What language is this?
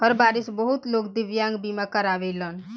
Bhojpuri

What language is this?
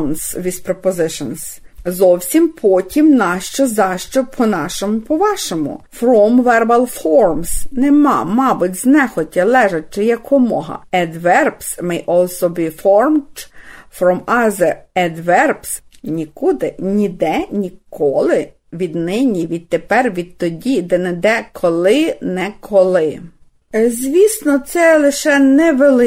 Ukrainian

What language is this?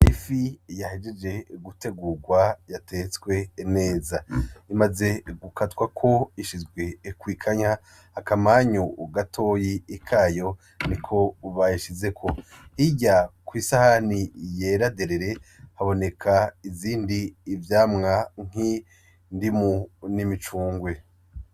Rundi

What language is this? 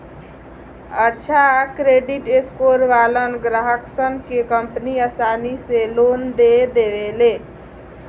Bhojpuri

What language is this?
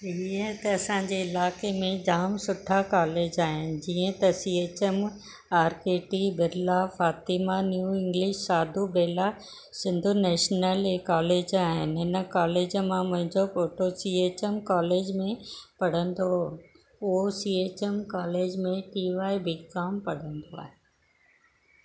Sindhi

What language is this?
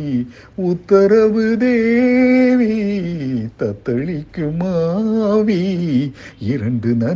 Tamil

